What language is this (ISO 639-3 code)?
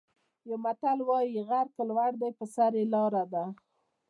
pus